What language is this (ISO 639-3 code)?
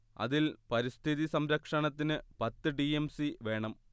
mal